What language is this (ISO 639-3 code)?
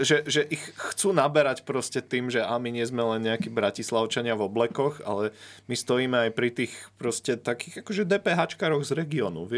slk